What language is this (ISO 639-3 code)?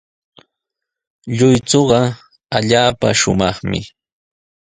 qws